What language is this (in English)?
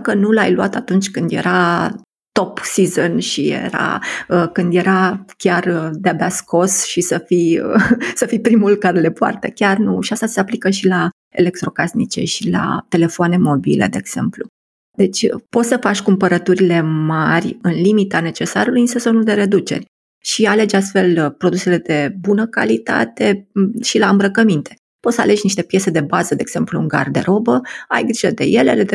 Romanian